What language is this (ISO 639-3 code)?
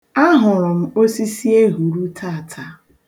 ibo